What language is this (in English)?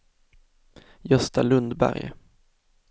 Swedish